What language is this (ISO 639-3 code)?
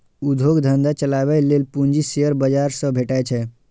mai